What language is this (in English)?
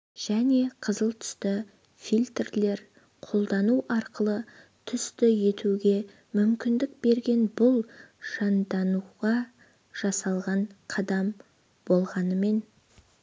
Kazakh